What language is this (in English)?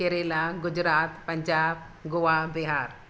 Sindhi